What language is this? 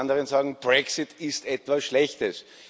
German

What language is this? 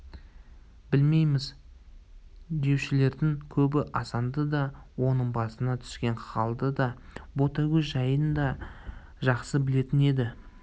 Kazakh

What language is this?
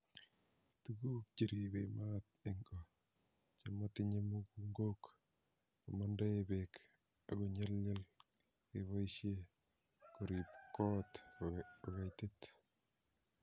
Kalenjin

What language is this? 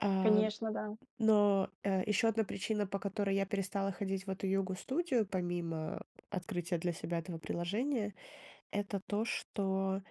Russian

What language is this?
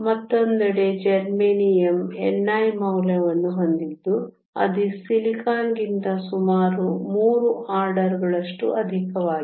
Kannada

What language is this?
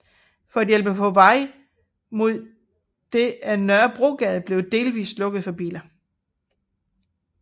Danish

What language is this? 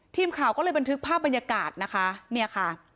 Thai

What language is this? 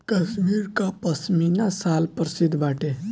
Bhojpuri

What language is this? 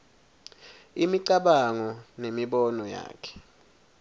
Swati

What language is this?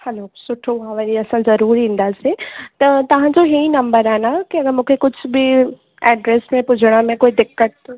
Sindhi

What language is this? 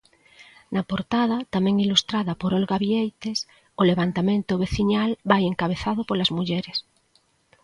Galician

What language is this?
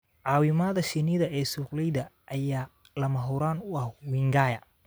Somali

